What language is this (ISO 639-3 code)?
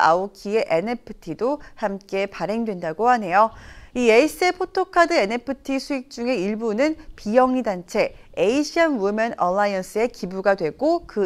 kor